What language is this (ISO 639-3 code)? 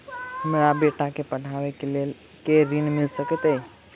mai